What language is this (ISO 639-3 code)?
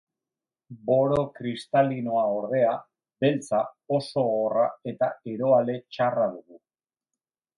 eus